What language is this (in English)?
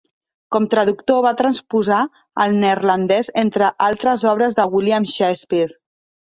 Catalan